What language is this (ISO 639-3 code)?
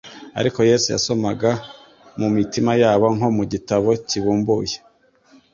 kin